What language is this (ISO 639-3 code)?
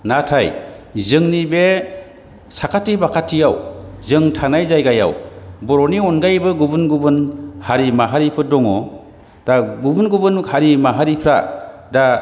brx